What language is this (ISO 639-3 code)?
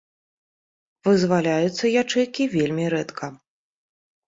bel